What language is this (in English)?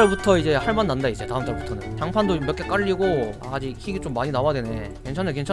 Korean